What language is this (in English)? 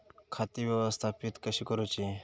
Marathi